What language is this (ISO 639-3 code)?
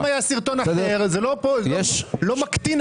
heb